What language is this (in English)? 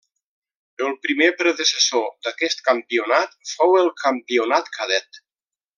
Catalan